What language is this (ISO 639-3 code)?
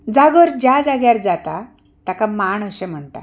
kok